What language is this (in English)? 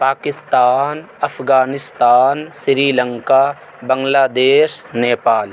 Urdu